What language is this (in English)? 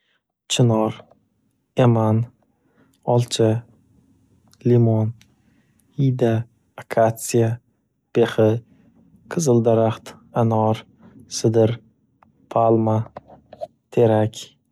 Uzbek